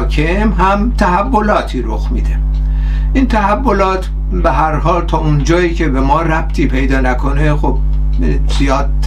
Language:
Persian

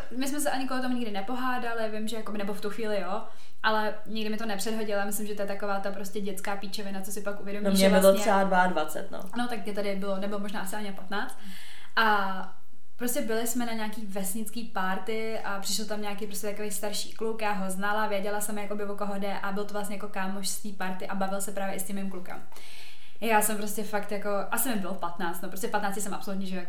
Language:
Czech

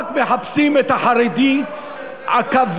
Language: Hebrew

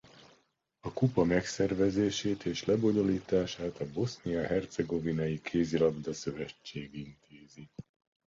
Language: Hungarian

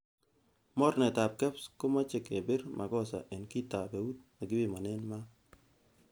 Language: Kalenjin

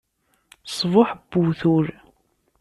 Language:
Kabyle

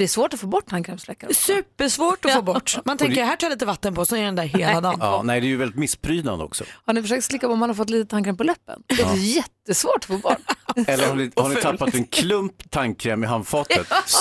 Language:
Swedish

